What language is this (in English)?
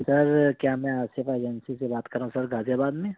Urdu